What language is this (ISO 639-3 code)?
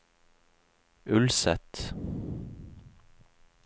nor